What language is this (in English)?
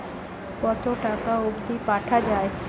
Bangla